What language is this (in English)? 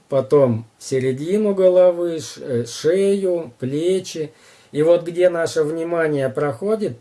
Russian